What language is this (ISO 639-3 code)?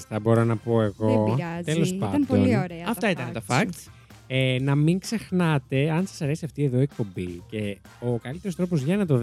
ell